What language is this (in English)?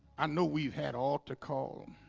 English